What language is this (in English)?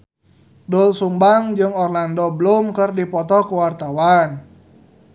Sundanese